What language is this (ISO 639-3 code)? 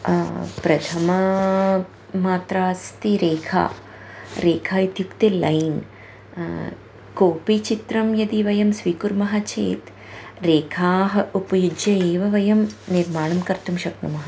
san